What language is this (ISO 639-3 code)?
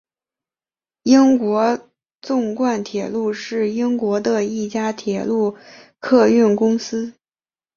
zho